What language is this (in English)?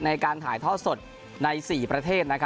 Thai